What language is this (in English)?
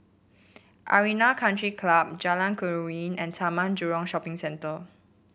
English